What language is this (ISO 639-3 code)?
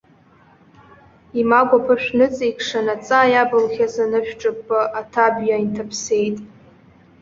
abk